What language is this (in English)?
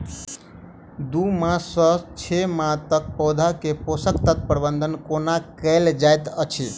Maithili